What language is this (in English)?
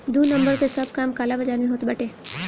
Bhojpuri